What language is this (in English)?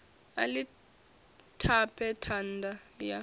Venda